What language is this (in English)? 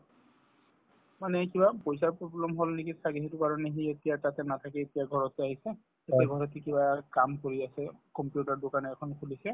Assamese